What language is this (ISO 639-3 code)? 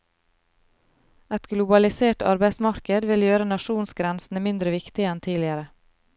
nor